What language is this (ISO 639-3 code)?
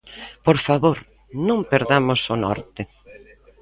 glg